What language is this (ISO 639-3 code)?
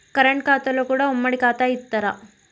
tel